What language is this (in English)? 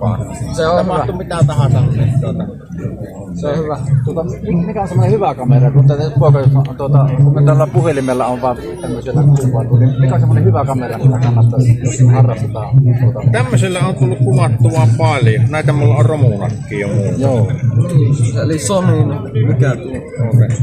Finnish